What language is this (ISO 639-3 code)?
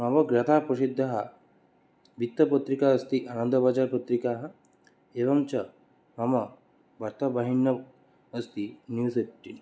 san